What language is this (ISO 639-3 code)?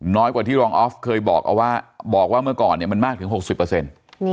tha